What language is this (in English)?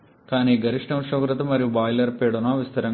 Telugu